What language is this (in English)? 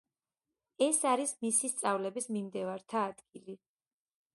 Georgian